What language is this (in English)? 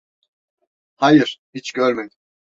Turkish